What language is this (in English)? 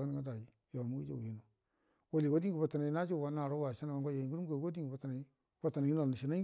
Buduma